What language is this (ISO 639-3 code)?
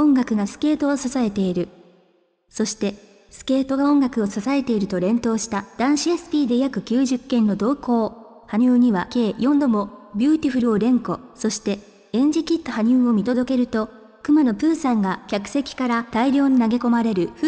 jpn